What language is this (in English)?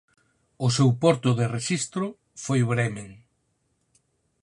Galician